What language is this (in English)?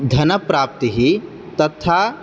Sanskrit